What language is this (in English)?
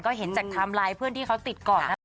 Thai